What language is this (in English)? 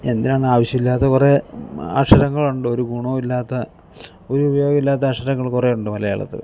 Malayalam